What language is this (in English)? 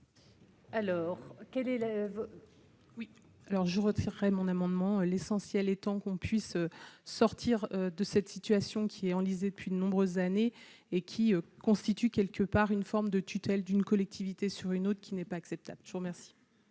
French